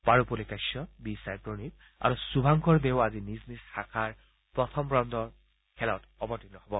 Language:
Assamese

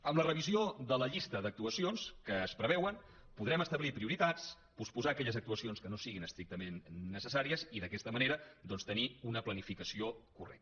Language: Catalan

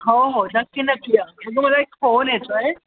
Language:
Marathi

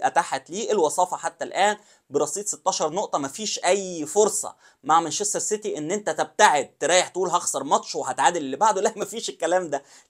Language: Arabic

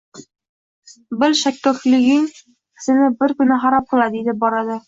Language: Uzbek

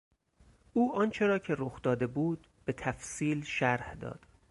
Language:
Persian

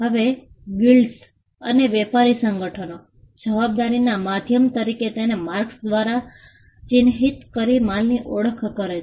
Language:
Gujarati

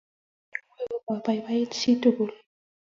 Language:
Kalenjin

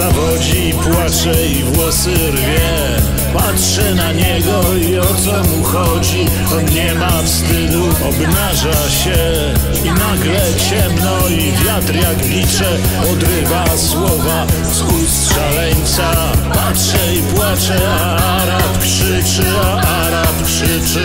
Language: Polish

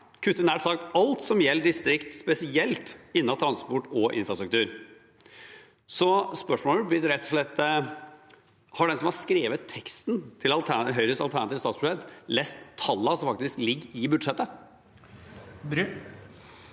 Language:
Norwegian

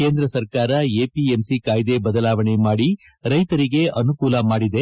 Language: Kannada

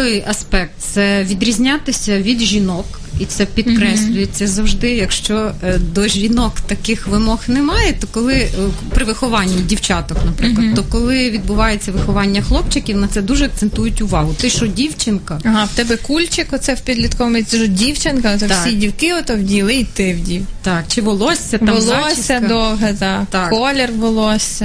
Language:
Ukrainian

